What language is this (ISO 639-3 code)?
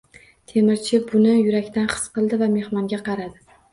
uzb